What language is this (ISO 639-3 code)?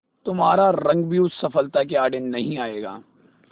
hin